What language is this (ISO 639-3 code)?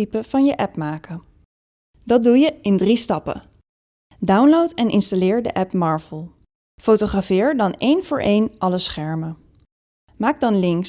nld